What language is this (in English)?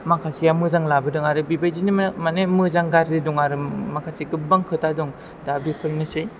Bodo